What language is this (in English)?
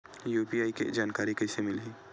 Chhattisgarhi